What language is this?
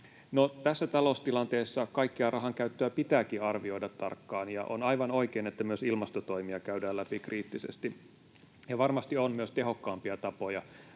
Finnish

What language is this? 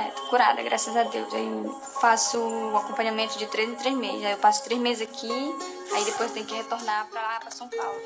Portuguese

